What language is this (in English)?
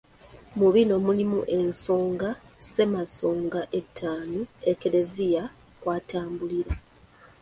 Ganda